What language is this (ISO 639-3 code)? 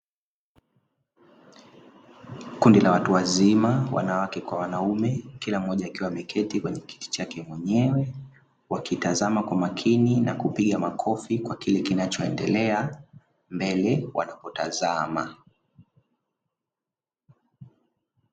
swa